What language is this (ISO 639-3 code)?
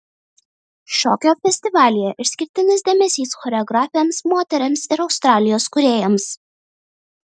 lit